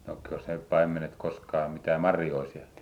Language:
Finnish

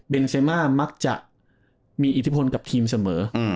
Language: Thai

